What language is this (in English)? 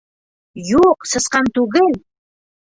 Bashkir